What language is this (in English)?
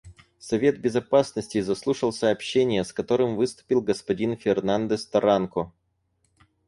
Russian